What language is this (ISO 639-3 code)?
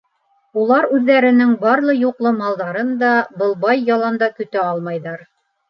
bak